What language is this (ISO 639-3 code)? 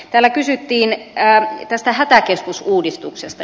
fin